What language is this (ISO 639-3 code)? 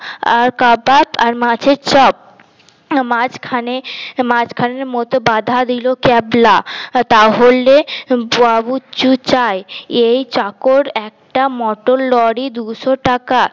ben